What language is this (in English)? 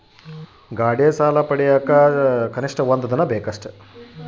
Kannada